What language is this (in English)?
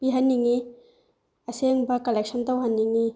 Manipuri